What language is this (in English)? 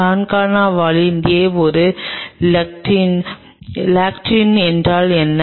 Tamil